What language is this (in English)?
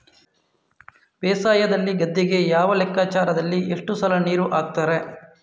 Kannada